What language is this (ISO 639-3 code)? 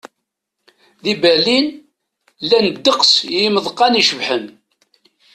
kab